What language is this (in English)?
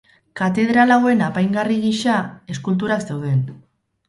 Basque